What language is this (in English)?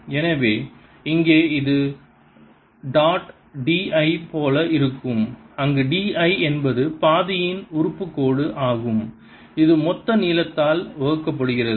Tamil